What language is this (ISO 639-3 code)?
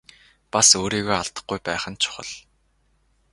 mon